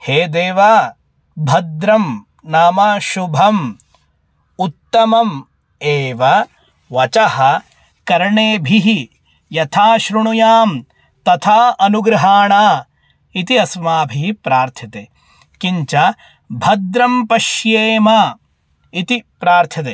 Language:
Sanskrit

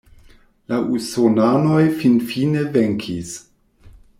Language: Esperanto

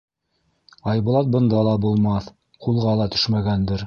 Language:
Bashkir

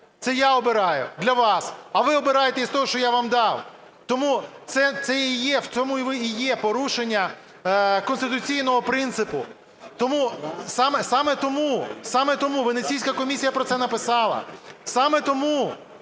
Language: Ukrainian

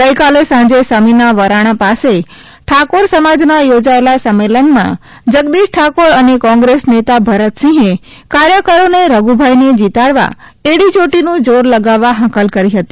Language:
Gujarati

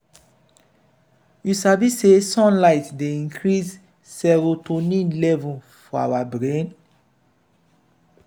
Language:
Nigerian Pidgin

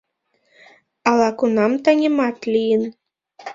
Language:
Mari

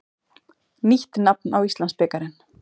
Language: Icelandic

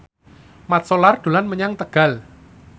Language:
Javanese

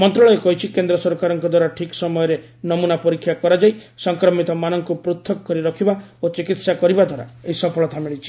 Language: Odia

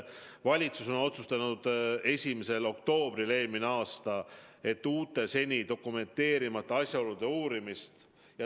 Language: Estonian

